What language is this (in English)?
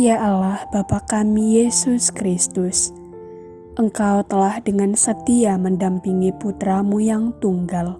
Indonesian